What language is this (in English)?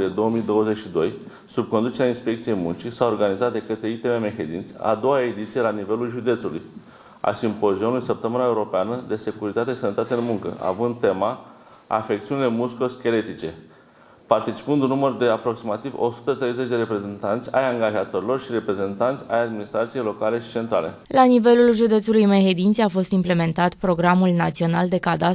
Romanian